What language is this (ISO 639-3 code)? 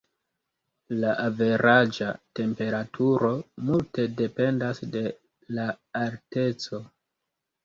epo